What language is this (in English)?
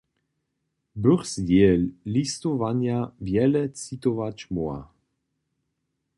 Upper Sorbian